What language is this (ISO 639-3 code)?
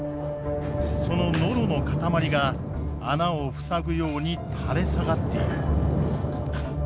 jpn